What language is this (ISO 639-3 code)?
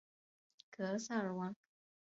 zho